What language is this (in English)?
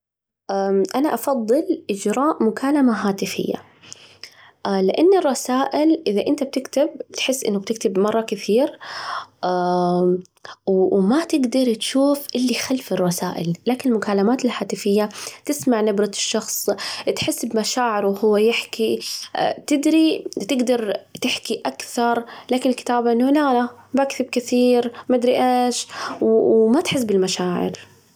Najdi Arabic